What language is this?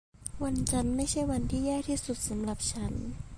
Thai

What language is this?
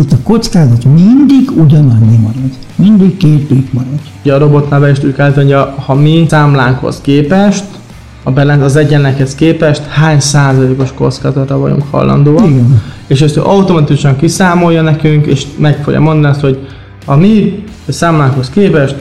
Hungarian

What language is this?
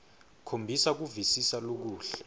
Swati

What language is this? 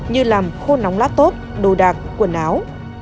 Vietnamese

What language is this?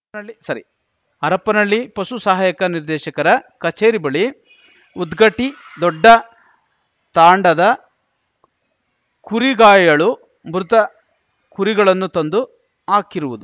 Kannada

